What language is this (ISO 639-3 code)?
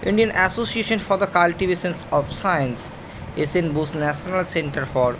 ben